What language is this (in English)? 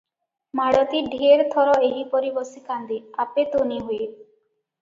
Odia